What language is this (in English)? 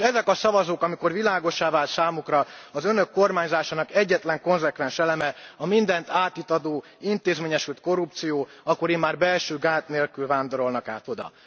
Hungarian